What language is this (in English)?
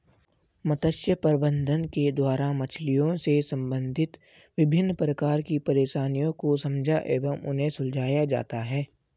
Hindi